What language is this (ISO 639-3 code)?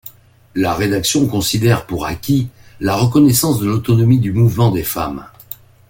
fra